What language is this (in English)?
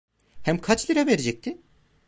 Turkish